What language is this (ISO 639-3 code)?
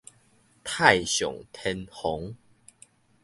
nan